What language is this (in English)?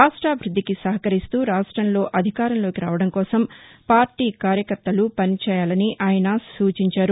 Telugu